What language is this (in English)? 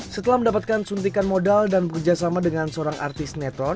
Indonesian